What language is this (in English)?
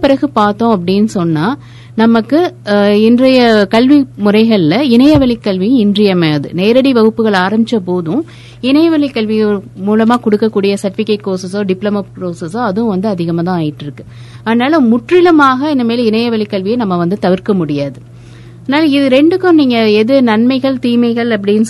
Tamil